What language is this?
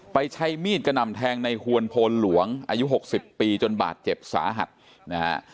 Thai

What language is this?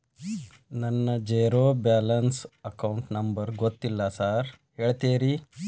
Kannada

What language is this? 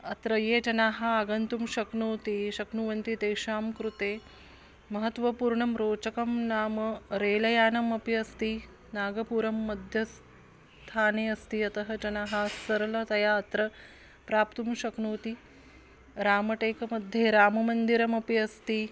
Sanskrit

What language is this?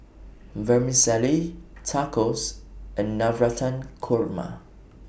English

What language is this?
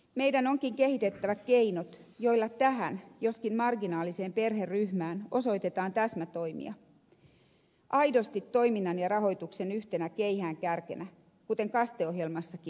Finnish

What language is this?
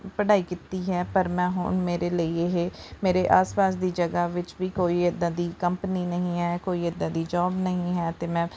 Punjabi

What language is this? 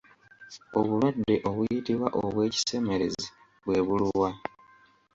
Ganda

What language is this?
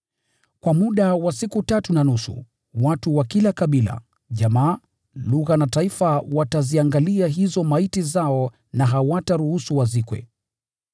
Swahili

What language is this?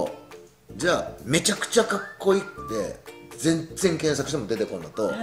Japanese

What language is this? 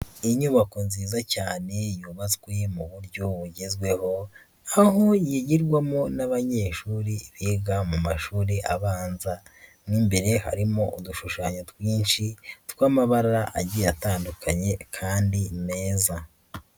Kinyarwanda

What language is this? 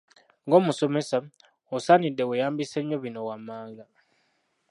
Ganda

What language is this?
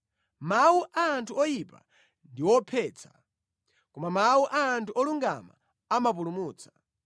Nyanja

